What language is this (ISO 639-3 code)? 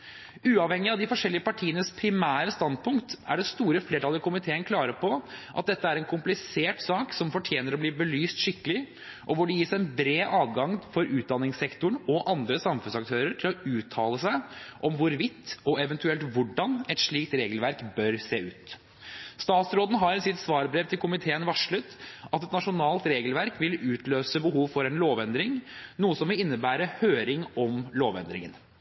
nob